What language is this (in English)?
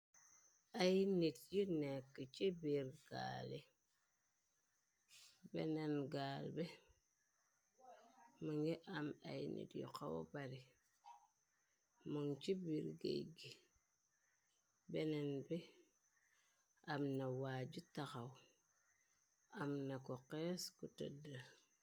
Wolof